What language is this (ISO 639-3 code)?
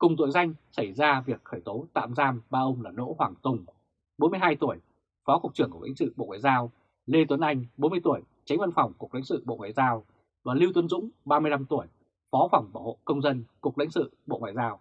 vie